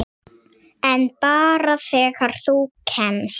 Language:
Icelandic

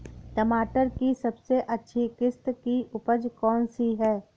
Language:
Hindi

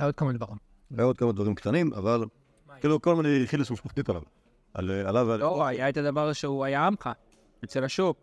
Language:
Hebrew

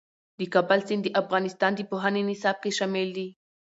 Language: Pashto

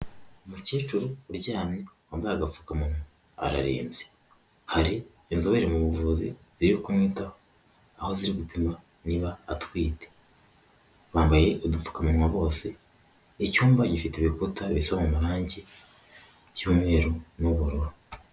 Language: Kinyarwanda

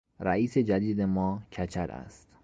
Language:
Persian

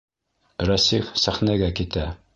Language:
Bashkir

